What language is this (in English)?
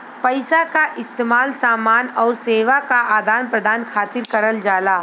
Bhojpuri